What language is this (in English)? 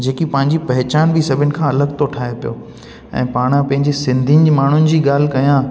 Sindhi